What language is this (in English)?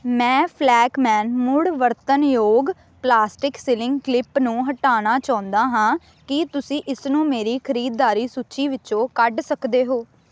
Punjabi